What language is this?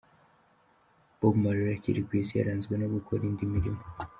Kinyarwanda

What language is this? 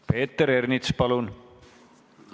Estonian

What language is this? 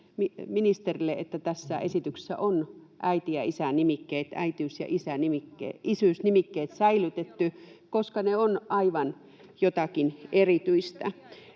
Finnish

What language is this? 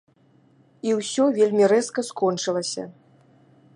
Belarusian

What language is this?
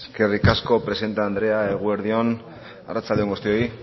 Basque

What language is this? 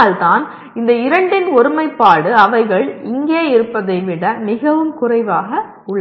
Tamil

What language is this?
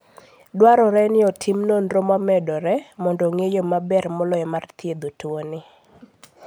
Luo (Kenya and Tanzania)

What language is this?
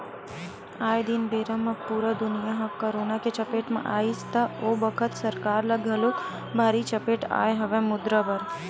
Chhattisgarhi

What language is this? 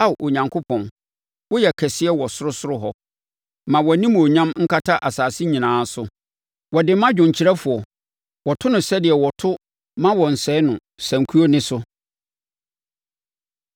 Akan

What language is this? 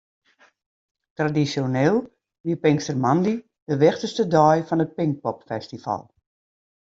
Western Frisian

